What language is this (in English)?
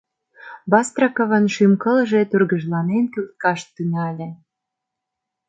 Mari